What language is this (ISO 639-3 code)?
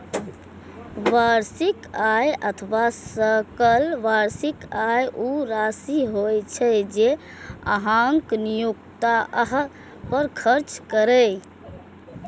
mai